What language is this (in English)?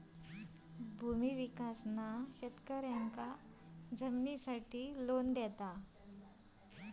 Marathi